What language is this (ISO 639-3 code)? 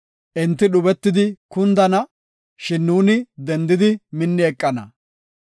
gof